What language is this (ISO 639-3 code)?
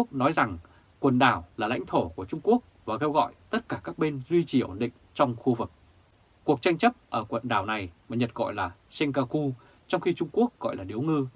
vie